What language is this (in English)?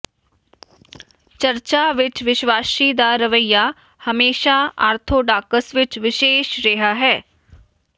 Punjabi